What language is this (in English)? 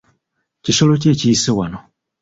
Ganda